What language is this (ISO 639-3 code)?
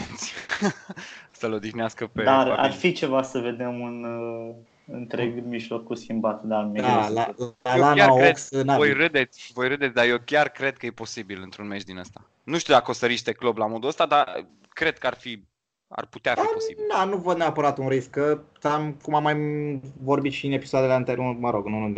ron